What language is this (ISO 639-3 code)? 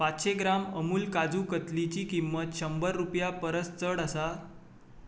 kok